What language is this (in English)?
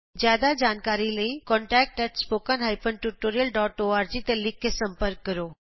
Punjabi